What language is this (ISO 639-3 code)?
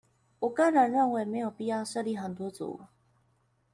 zho